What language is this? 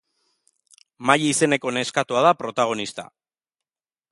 Basque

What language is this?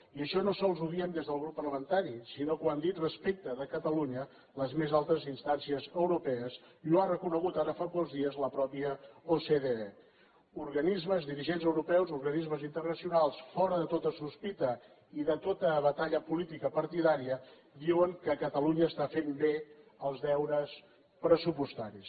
Catalan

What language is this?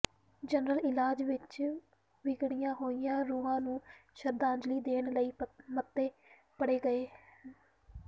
Punjabi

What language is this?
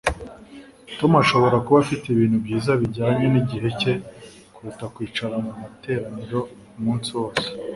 Kinyarwanda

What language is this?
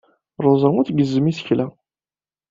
Kabyle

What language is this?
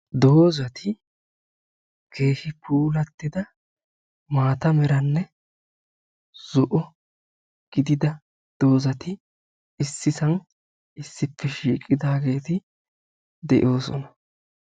Wolaytta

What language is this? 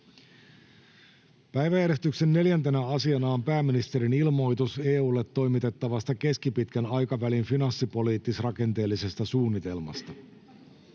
Finnish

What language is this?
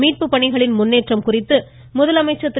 Tamil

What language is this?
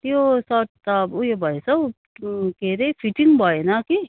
Nepali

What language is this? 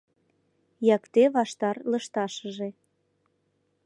Mari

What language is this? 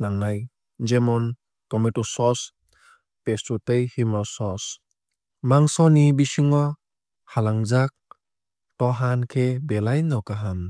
Kok Borok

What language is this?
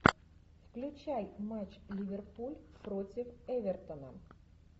Russian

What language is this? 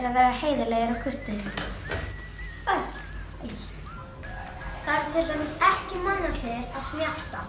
Icelandic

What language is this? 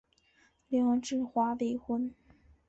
Chinese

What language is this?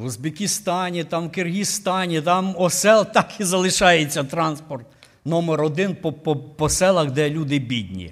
Ukrainian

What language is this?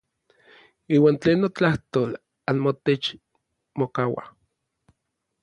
Orizaba Nahuatl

